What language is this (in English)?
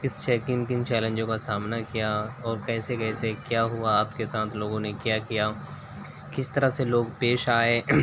Urdu